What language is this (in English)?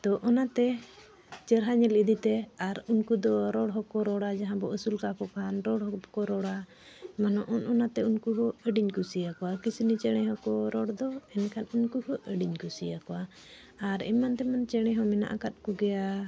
Santali